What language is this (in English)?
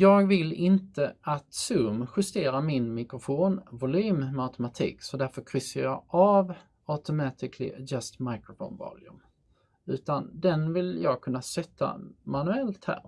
Swedish